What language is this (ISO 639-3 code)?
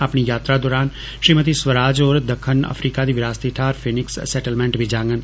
doi